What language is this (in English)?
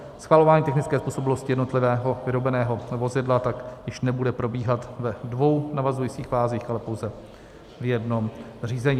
Czech